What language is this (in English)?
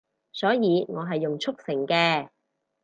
Cantonese